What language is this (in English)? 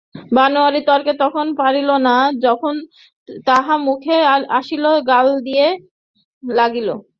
Bangla